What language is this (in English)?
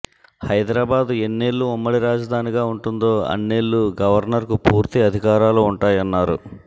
Telugu